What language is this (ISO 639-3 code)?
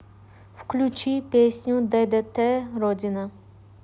rus